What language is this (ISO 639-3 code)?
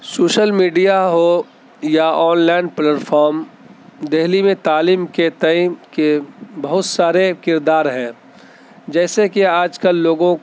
urd